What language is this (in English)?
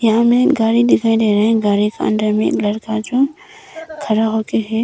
Hindi